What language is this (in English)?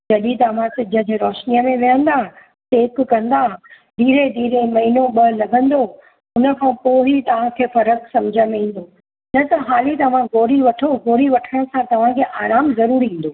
Sindhi